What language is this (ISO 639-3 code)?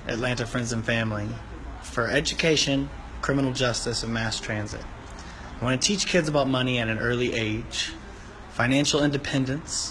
eng